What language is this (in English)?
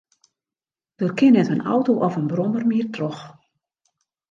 Western Frisian